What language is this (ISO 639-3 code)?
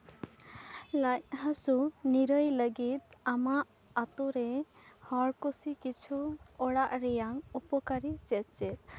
sat